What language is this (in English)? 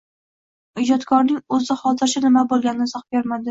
Uzbek